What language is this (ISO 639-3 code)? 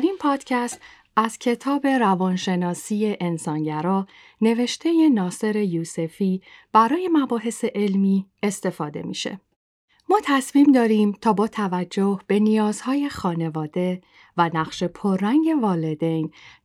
fas